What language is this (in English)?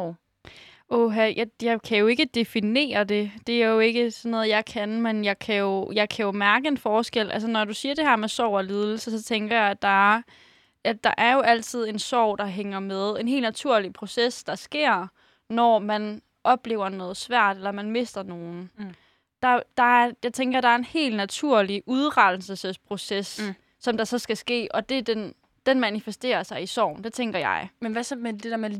Danish